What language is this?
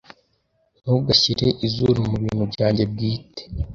Kinyarwanda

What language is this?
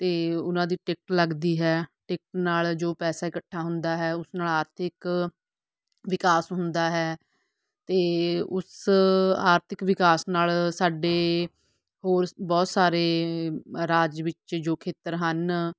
Punjabi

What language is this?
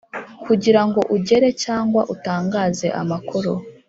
Kinyarwanda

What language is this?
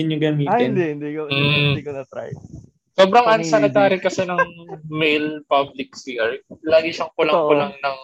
Filipino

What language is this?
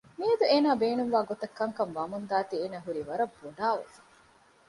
Divehi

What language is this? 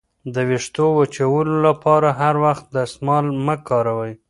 Pashto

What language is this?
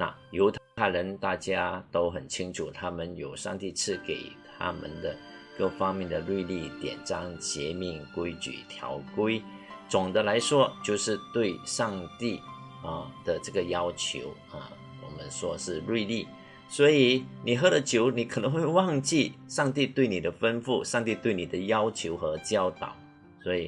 Chinese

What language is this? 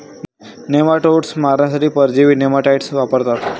Marathi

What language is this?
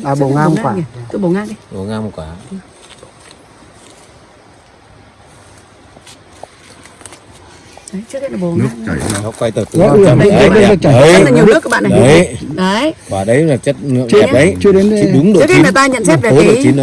Vietnamese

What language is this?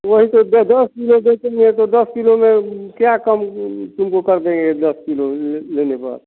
Hindi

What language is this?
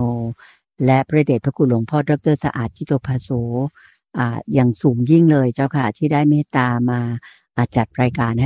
Thai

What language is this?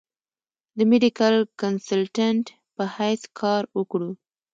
Pashto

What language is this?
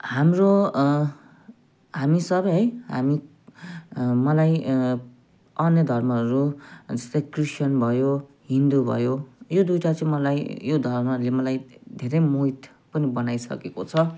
Nepali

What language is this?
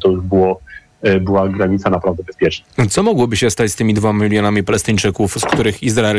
Polish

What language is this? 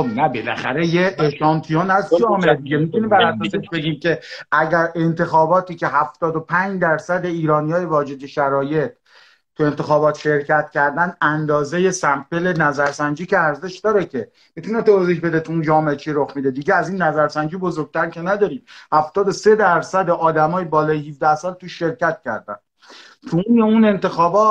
Persian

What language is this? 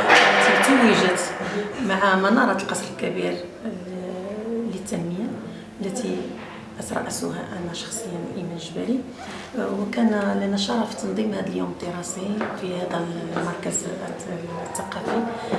Arabic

